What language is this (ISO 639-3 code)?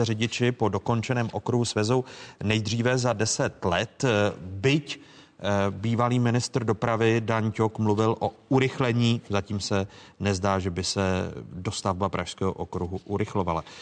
ces